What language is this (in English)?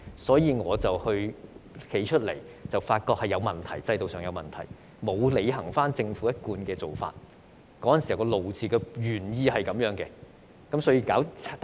Cantonese